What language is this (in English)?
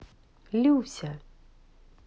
Russian